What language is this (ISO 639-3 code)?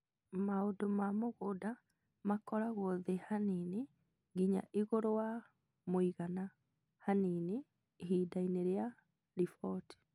kik